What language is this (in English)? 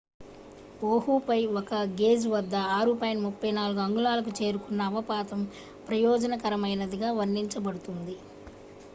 Telugu